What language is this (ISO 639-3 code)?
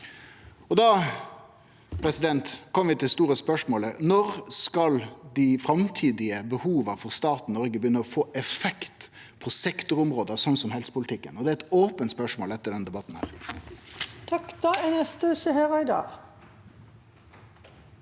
nor